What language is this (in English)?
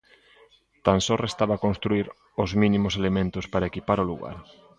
Galician